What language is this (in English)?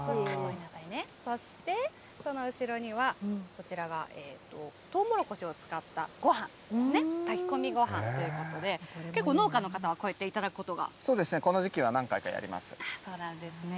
Japanese